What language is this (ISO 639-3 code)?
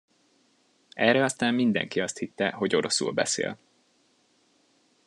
hun